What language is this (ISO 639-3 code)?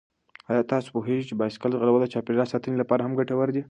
pus